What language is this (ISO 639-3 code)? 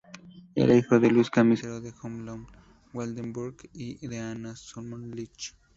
spa